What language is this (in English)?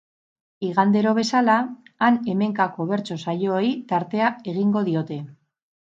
Basque